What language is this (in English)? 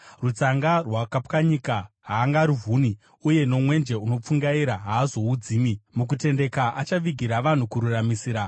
Shona